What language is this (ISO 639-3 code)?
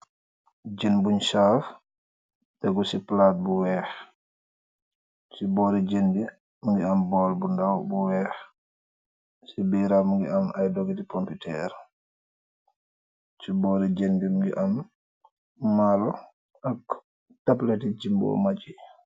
wol